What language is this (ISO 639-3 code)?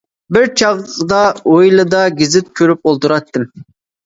uig